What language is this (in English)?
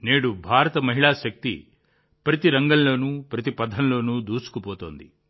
Telugu